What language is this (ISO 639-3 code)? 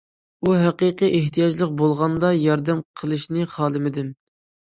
uig